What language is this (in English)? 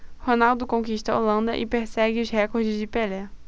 Portuguese